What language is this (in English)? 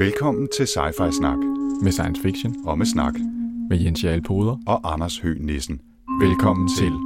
Danish